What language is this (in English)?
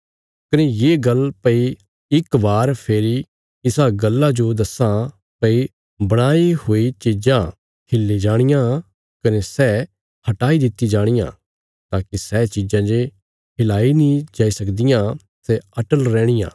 Bilaspuri